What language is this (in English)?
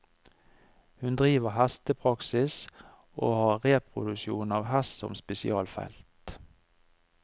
Norwegian